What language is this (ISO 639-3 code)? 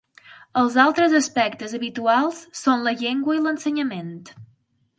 cat